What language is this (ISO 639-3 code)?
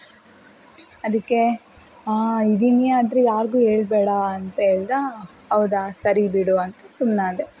kan